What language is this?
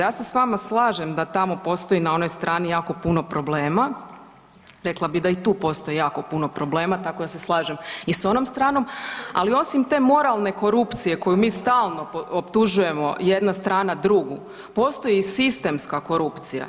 Croatian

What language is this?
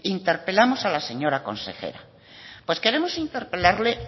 Spanish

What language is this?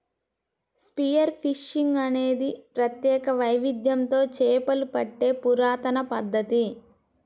Telugu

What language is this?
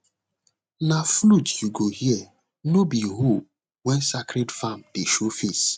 Nigerian Pidgin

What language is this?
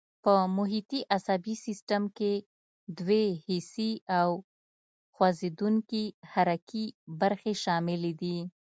Pashto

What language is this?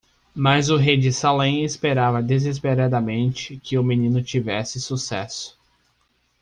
Portuguese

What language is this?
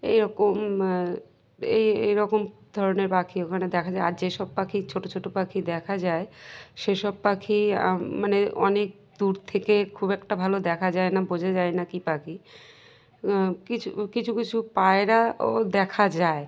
Bangla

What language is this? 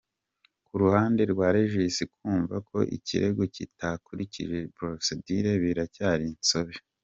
Kinyarwanda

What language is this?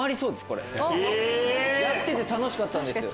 Japanese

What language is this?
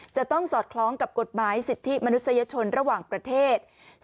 Thai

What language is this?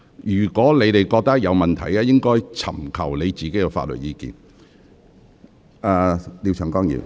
Cantonese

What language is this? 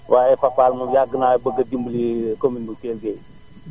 Wolof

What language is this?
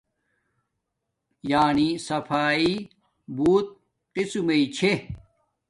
Domaaki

